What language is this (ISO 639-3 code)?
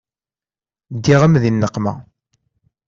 kab